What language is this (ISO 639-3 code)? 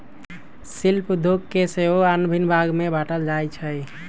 mag